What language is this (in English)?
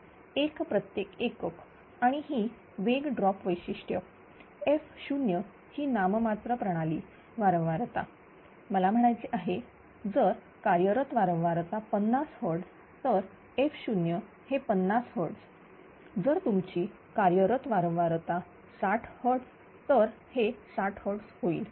Marathi